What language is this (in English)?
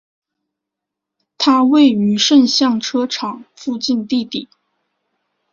Chinese